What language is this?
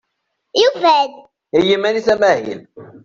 Kabyle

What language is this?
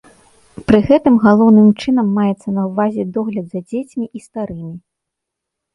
Belarusian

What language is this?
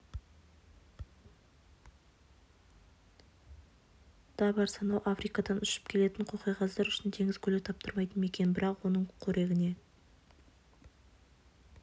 Kazakh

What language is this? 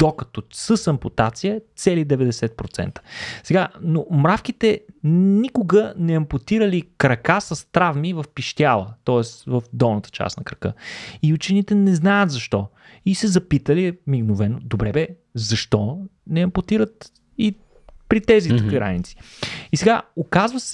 Bulgarian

